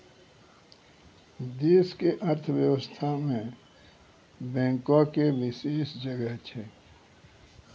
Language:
Maithili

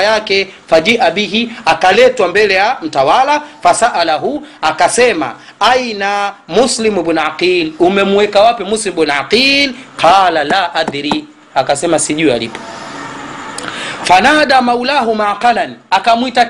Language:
Swahili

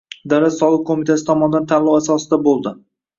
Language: Uzbek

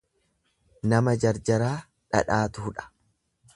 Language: Oromo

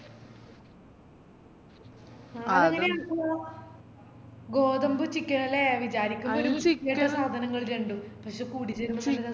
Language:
Malayalam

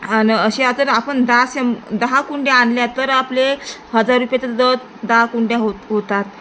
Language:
Marathi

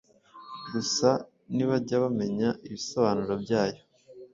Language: Kinyarwanda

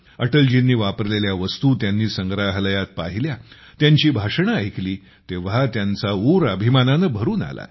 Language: Marathi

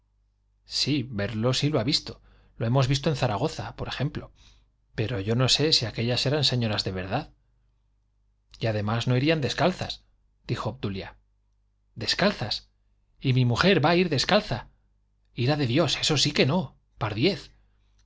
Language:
Spanish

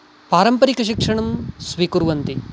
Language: Sanskrit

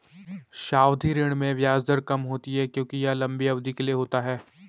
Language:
Hindi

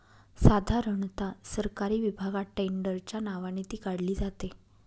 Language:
Marathi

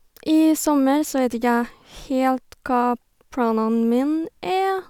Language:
Norwegian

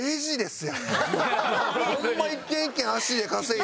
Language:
Japanese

